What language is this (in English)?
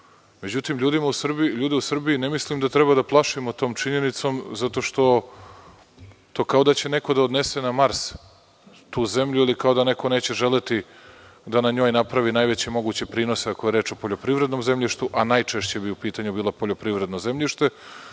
Serbian